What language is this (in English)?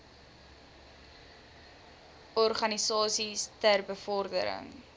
Afrikaans